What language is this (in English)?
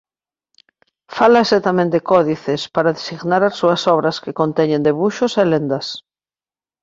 Galician